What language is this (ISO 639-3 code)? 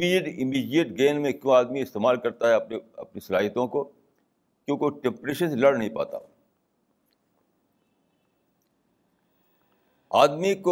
urd